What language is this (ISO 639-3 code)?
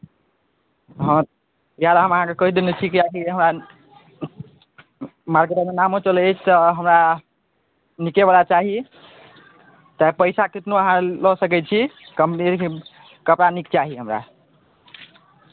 mai